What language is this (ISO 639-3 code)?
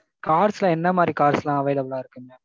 tam